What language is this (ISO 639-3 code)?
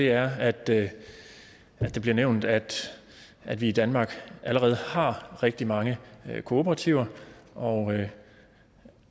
dan